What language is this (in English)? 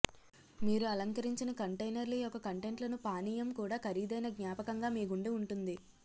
Telugu